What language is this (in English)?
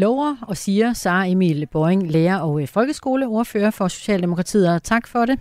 Danish